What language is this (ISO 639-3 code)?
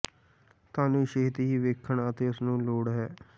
pan